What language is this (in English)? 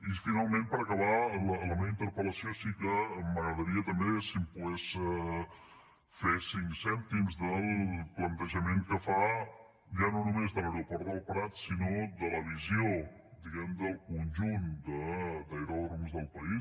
Catalan